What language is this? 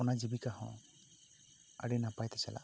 Santali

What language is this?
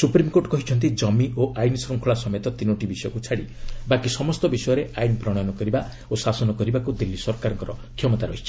Odia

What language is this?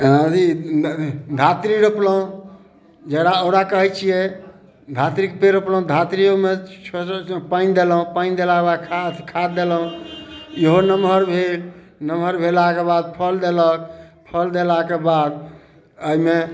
Maithili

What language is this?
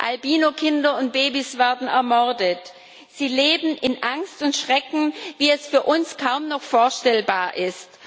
German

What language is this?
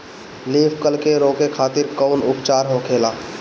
Bhojpuri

